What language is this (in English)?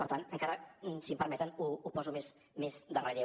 Catalan